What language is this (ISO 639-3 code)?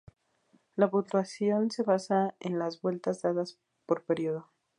spa